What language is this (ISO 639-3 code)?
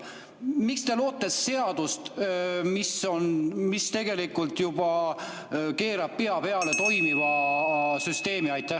est